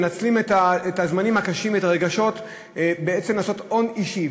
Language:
Hebrew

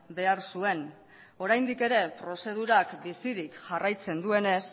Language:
Basque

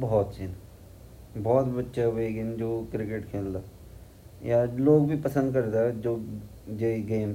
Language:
Garhwali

